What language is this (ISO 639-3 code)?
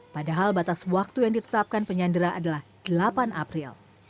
ind